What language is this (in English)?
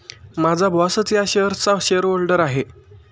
Marathi